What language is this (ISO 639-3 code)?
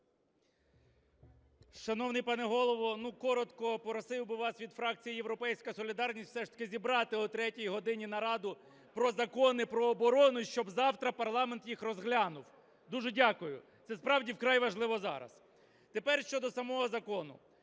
ukr